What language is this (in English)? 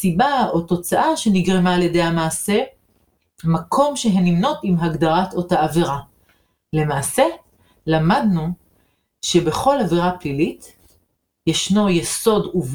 Hebrew